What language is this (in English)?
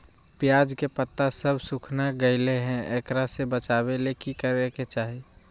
Magahi